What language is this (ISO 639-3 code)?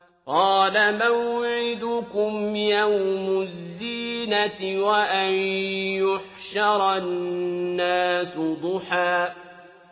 ara